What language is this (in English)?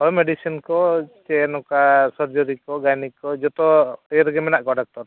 Santali